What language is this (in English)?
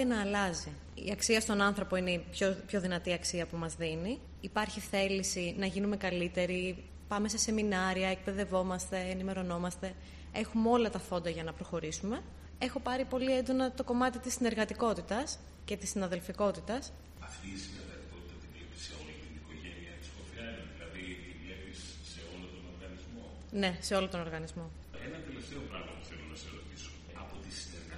Greek